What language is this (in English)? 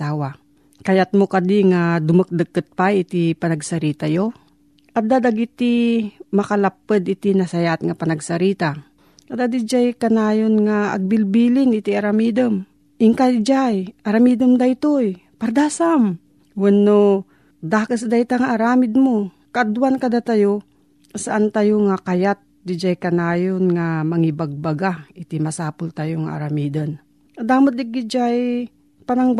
Filipino